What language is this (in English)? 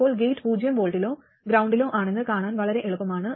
Malayalam